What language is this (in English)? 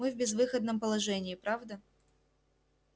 Russian